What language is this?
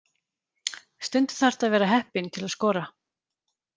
Icelandic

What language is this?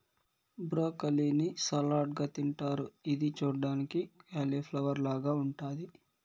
Telugu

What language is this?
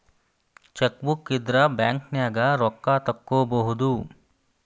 Kannada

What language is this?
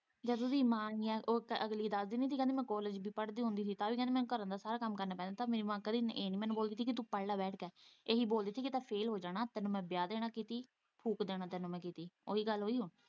Punjabi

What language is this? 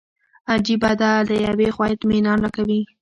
Pashto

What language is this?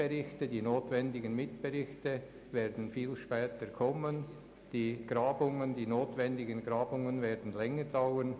Swiss German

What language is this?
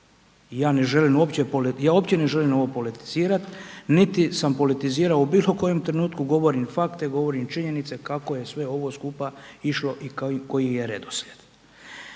Croatian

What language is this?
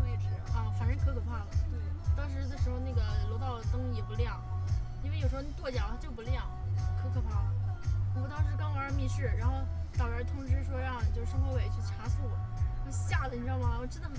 Chinese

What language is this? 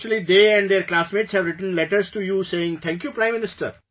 English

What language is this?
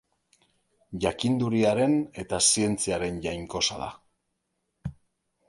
Basque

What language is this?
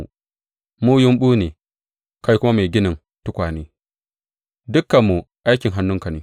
Hausa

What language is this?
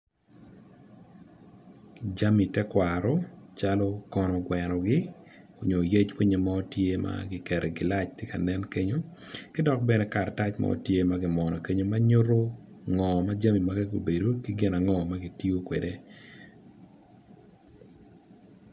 Acoli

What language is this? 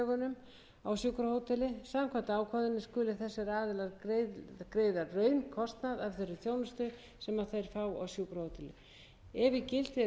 Icelandic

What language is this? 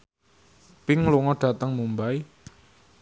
Javanese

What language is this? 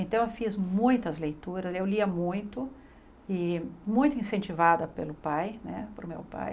Portuguese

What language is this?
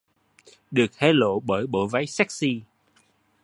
Vietnamese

